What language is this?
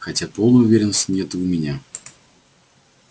Russian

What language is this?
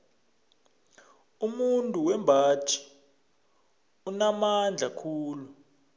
South Ndebele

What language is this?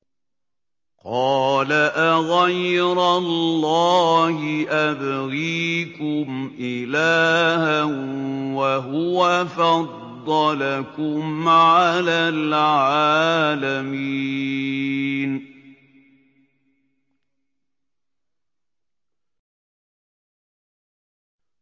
Arabic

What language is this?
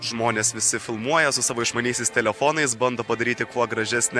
Lithuanian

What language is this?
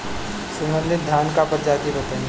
Bhojpuri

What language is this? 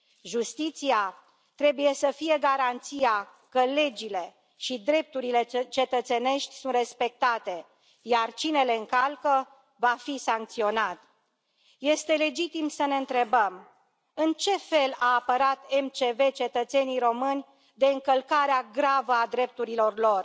Romanian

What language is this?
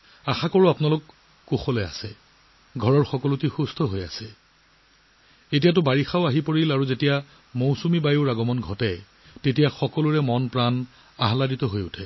Assamese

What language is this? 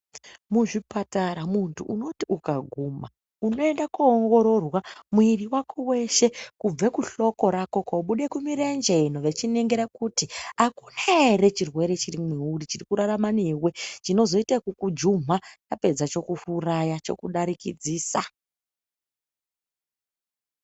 Ndau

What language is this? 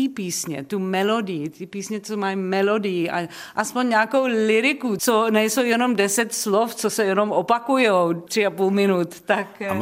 Czech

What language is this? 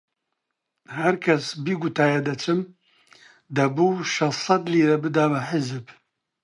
Central Kurdish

